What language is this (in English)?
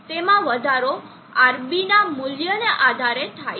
Gujarati